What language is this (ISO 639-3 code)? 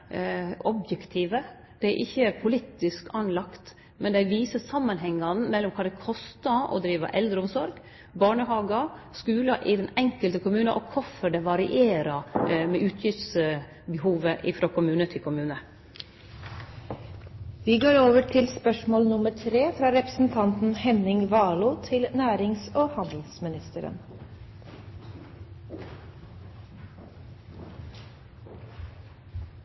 nno